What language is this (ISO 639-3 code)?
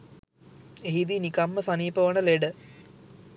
sin